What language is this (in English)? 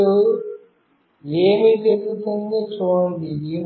Telugu